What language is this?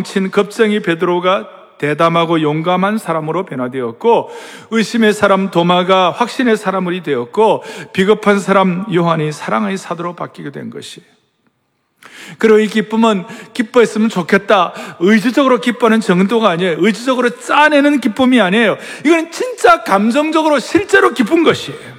Korean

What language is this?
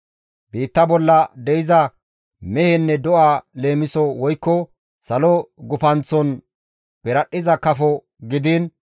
Gamo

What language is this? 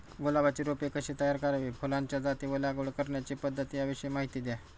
Marathi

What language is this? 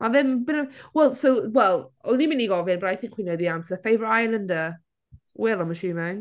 Welsh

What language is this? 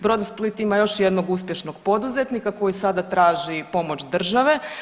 Croatian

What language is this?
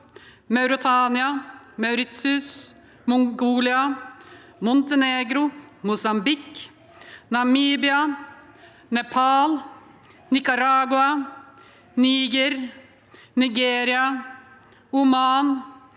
Norwegian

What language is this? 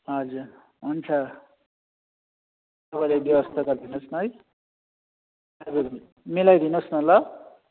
Nepali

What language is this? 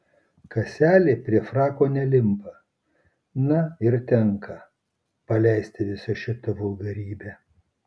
Lithuanian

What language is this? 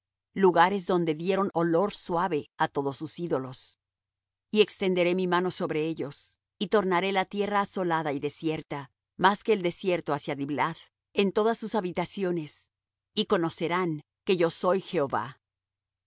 Spanish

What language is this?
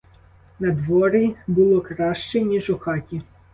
Ukrainian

